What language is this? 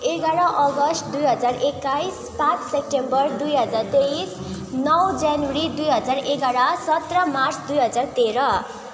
Nepali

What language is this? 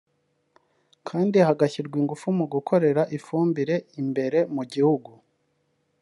Kinyarwanda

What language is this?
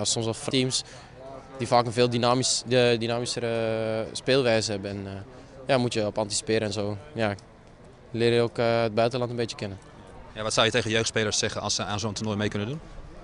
Dutch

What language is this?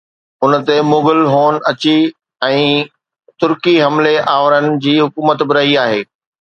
Sindhi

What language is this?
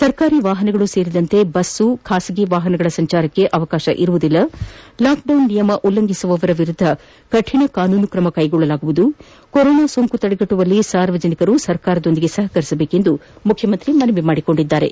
Kannada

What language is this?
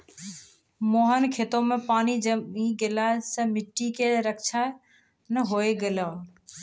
Maithili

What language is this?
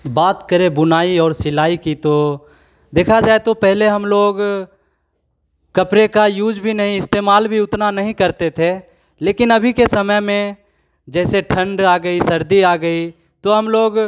Hindi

